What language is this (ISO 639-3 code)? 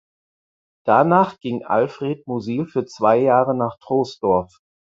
deu